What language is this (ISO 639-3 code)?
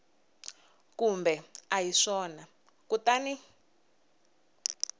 tso